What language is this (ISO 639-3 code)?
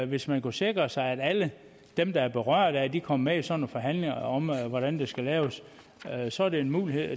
dan